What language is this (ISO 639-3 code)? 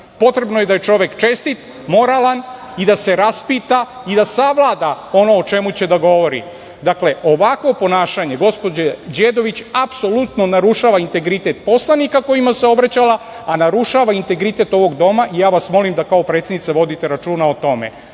srp